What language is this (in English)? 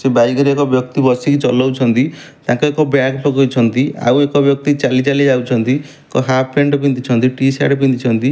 Odia